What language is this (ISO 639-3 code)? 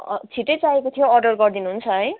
nep